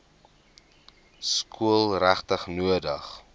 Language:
Afrikaans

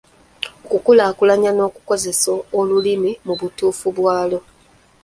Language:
Ganda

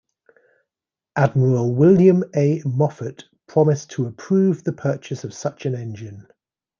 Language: English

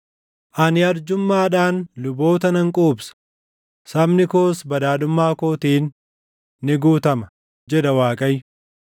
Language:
Oromo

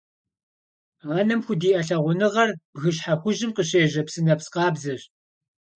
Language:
Kabardian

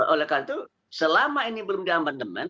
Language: Indonesian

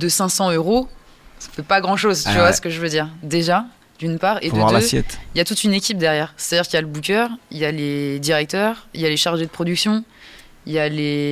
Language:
French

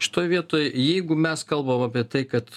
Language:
Lithuanian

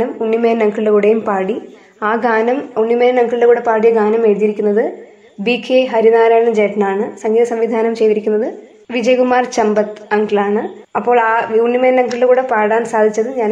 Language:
Malayalam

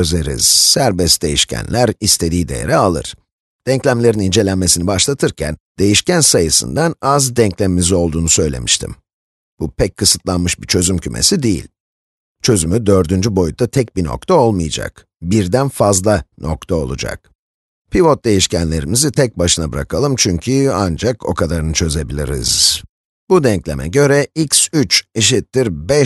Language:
Turkish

